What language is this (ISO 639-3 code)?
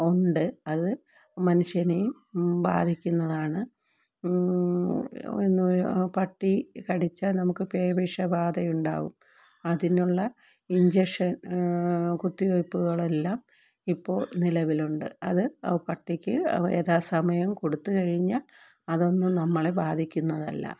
mal